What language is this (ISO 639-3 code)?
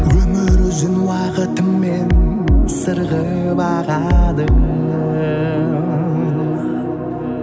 kaz